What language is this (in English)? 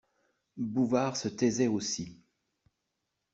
French